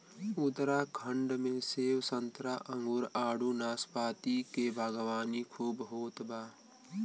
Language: Bhojpuri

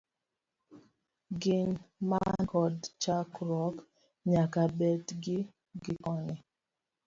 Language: Luo (Kenya and Tanzania)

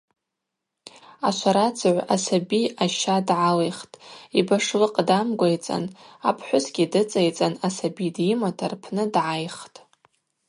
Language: Abaza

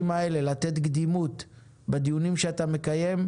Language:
Hebrew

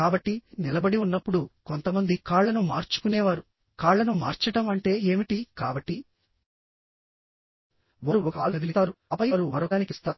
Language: Telugu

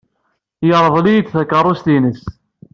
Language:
Kabyle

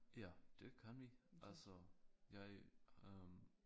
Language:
Danish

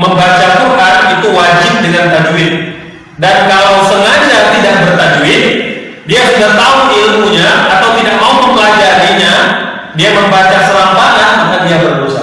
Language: Indonesian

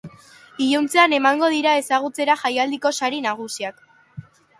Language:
Basque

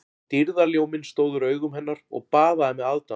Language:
Icelandic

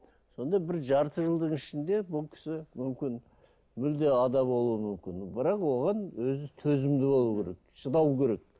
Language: Kazakh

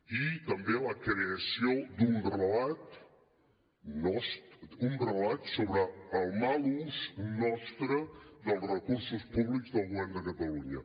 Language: Catalan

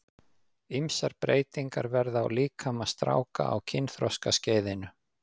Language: Icelandic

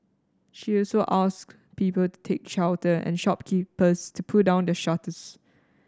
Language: English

